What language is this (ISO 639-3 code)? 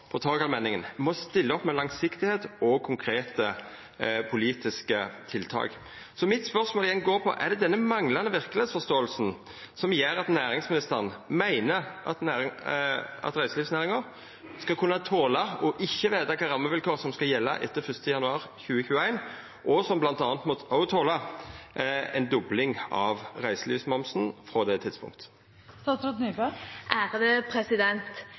nor